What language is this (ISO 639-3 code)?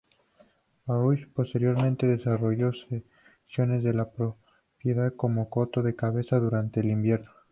spa